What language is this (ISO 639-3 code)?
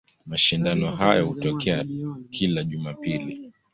swa